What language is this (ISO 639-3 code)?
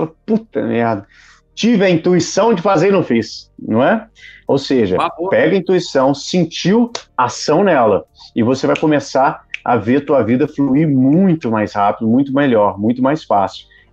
por